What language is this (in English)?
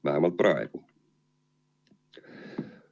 Estonian